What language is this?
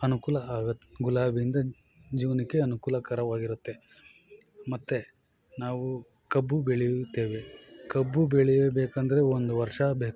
Kannada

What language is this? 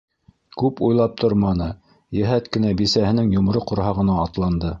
Bashkir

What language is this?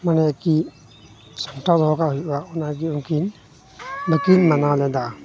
Santali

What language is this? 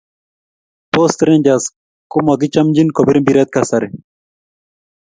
Kalenjin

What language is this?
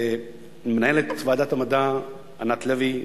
Hebrew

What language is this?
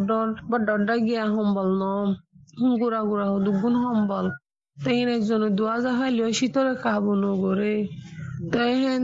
Bangla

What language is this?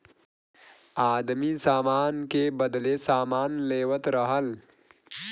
Bhojpuri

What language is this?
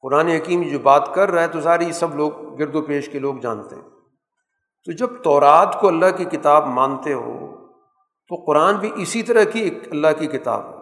Urdu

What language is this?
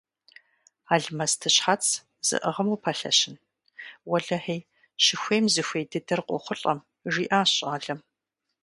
Kabardian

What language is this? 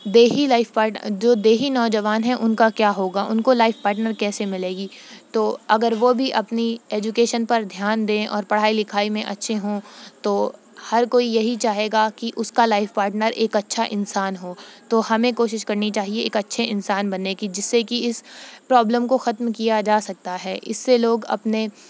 Urdu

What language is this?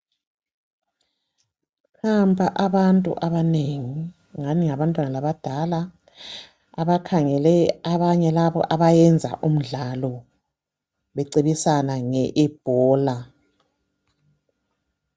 North Ndebele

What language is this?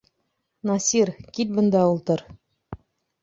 Bashkir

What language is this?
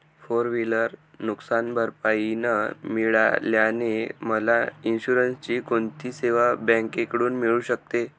Marathi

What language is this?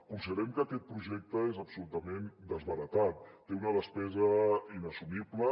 Catalan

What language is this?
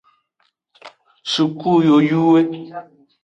Aja (Benin)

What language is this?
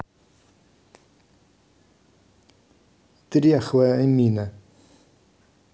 Russian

